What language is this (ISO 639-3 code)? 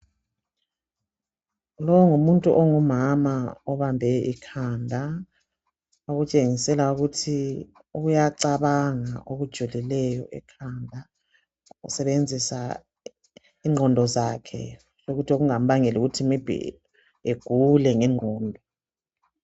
nde